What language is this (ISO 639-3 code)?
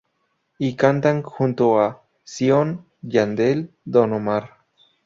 spa